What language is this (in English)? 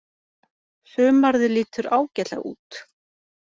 Icelandic